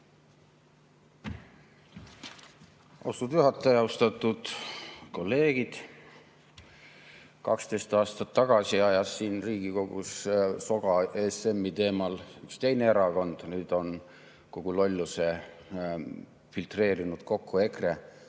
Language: Estonian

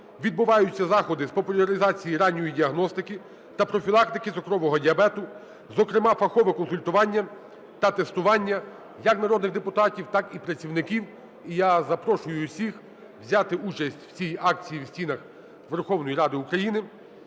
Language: Ukrainian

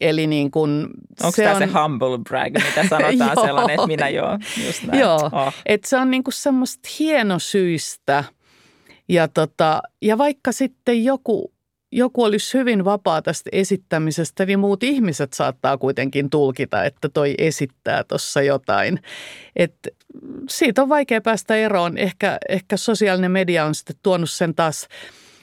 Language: Finnish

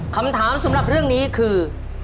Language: Thai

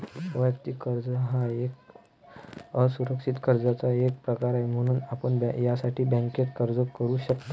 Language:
Marathi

